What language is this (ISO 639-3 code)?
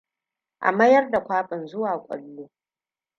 hau